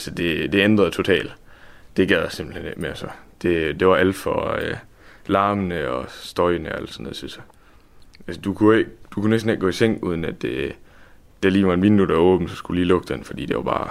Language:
Danish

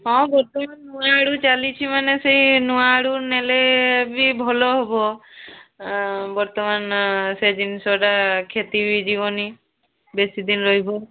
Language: Odia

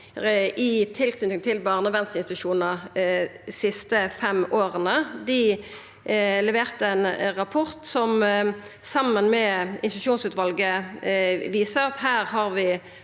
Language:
Norwegian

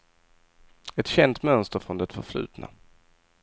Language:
Swedish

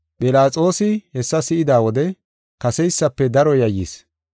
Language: Gofa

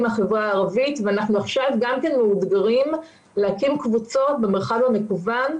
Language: Hebrew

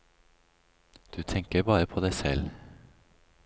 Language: Norwegian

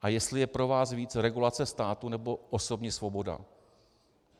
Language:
Czech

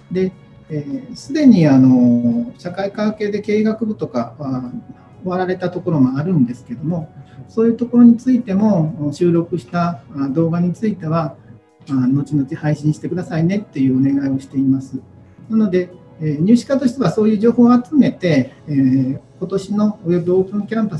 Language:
Japanese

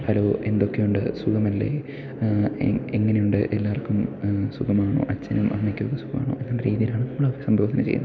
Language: Malayalam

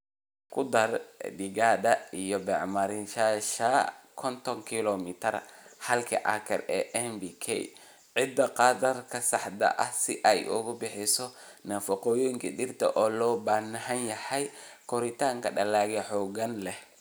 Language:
Somali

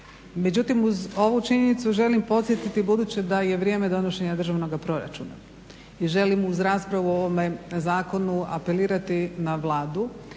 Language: Croatian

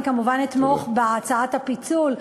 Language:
Hebrew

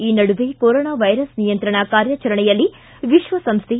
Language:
Kannada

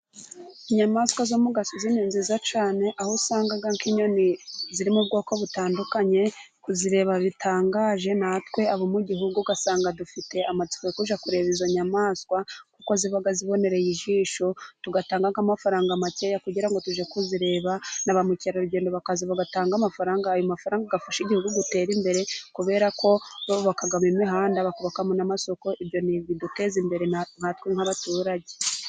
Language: Kinyarwanda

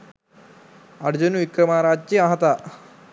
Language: Sinhala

